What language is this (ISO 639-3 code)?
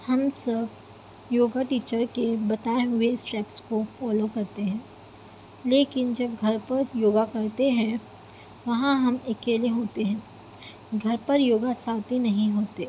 urd